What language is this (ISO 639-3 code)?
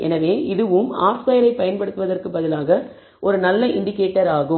tam